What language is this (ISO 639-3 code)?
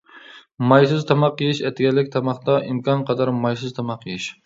uig